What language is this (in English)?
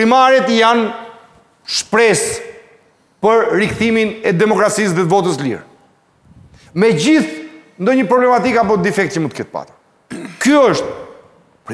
Romanian